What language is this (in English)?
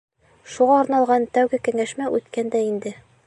Bashkir